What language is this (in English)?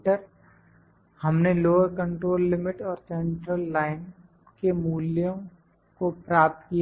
Hindi